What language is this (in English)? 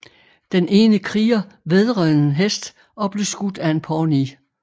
Danish